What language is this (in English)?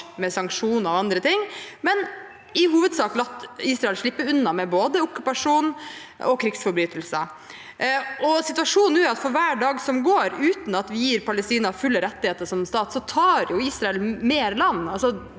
Norwegian